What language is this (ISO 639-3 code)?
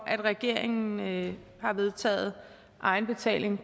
dan